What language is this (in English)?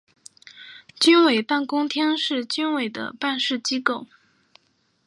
Chinese